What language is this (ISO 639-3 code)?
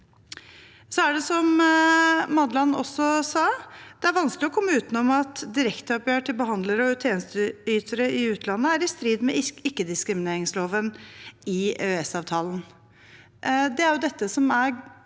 nor